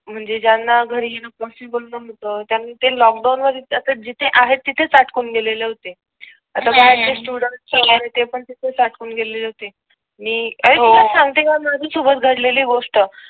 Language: Marathi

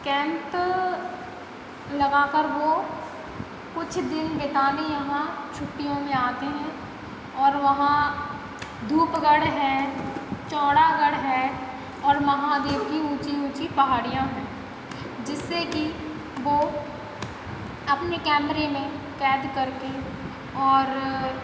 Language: Hindi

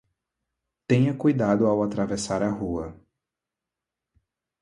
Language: Portuguese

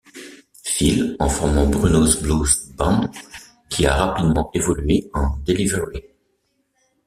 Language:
French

